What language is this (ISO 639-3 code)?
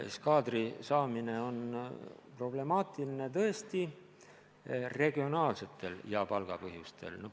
est